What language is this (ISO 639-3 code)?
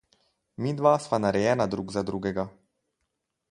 slv